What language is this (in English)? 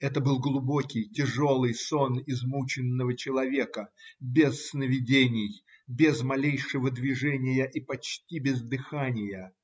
Russian